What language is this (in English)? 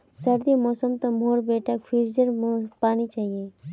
Magahi